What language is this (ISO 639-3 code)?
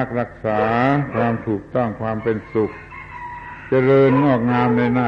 tha